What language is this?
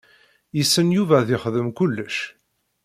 Kabyle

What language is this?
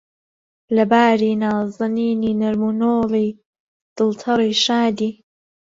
Central Kurdish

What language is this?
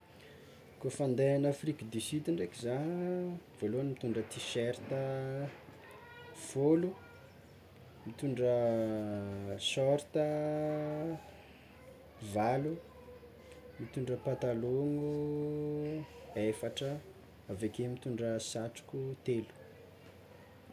Tsimihety Malagasy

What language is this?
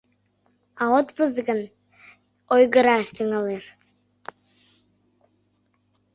Mari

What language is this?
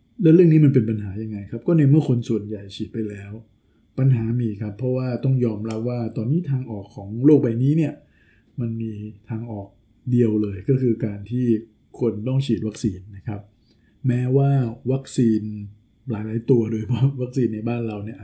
Thai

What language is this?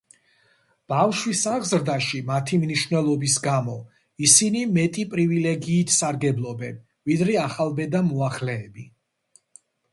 Georgian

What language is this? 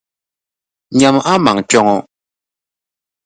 Dagbani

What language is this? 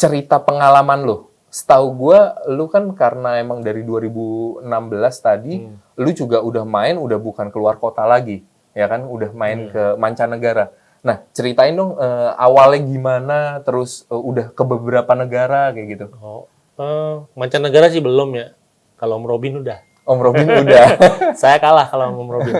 Indonesian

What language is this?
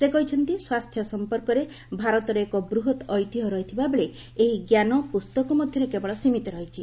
Odia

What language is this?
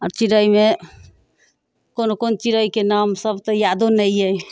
Maithili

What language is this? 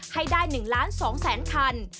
Thai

